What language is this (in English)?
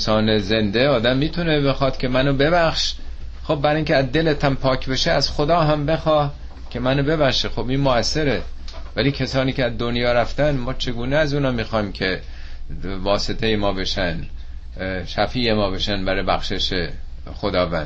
Persian